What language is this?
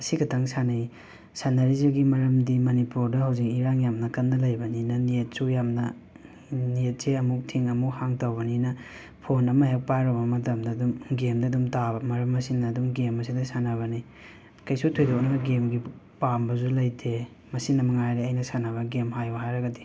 Manipuri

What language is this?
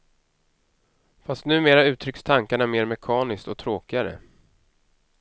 Swedish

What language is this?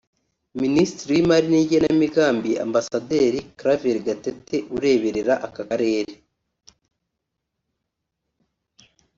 Kinyarwanda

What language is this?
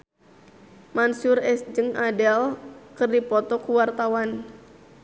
Sundanese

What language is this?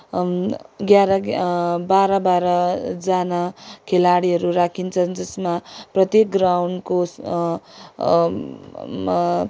Nepali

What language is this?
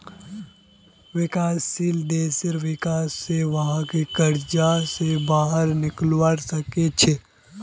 Magahi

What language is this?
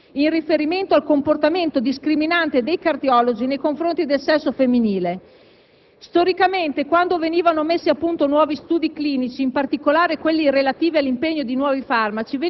Italian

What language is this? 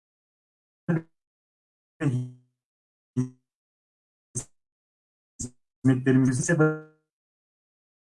Turkish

